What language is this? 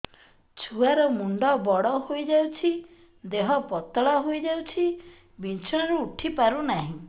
Odia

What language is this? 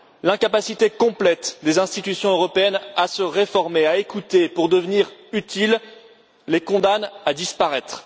French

